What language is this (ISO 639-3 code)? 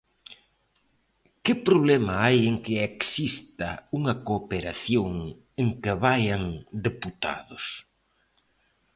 glg